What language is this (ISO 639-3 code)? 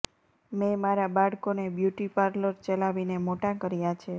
guj